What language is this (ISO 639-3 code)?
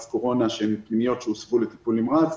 heb